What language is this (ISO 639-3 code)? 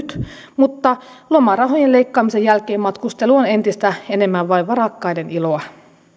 fin